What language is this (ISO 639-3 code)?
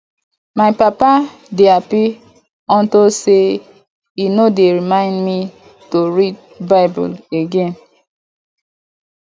pcm